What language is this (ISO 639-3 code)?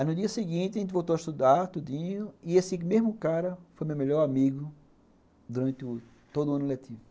por